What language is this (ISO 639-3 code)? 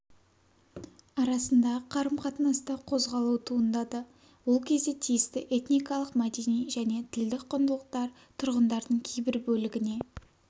kaz